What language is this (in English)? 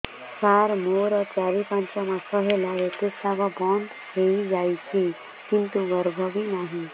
Odia